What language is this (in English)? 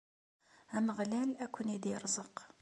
Kabyle